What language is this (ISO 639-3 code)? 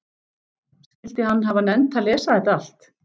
isl